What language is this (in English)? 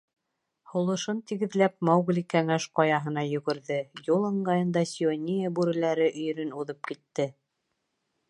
Bashkir